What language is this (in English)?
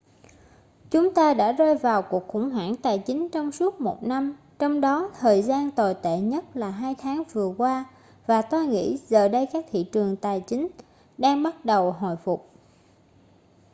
Vietnamese